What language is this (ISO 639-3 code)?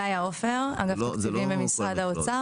heb